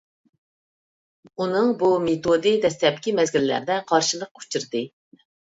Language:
Uyghur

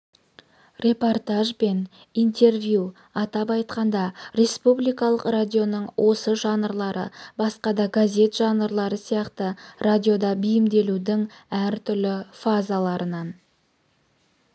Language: Kazakh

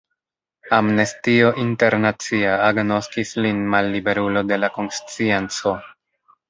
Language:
Esperanto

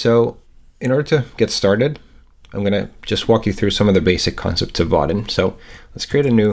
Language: English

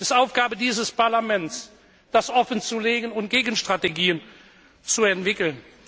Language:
German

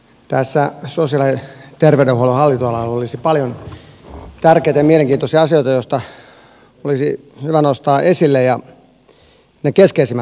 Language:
Finnish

